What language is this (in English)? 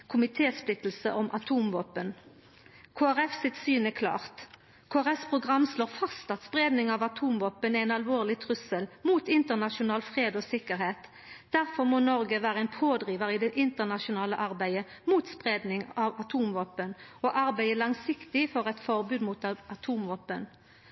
Norwegian Nynorsk